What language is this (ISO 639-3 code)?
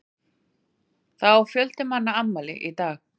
isl